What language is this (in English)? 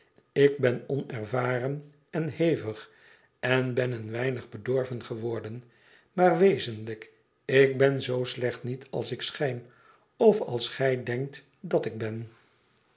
Dutch